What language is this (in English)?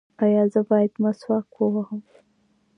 Pashto